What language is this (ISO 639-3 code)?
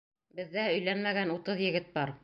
bak